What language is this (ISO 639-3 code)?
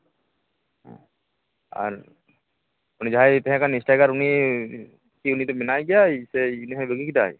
sat